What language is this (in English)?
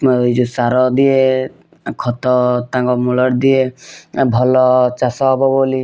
Odia